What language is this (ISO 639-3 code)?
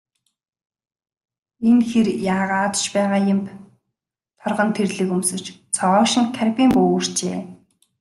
mon